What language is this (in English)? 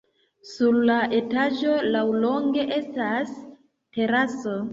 Esperanto